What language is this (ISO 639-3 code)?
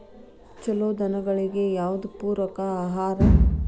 kan